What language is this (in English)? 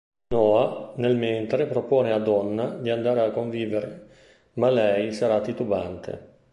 Italian